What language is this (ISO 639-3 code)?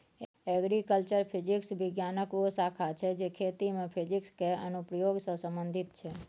mai